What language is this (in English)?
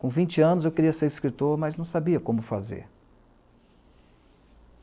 Portuguese